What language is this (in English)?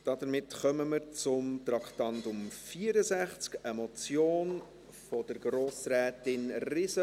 Swiss German